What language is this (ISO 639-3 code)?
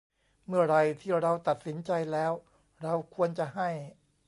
tha